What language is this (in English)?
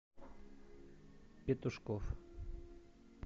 Russian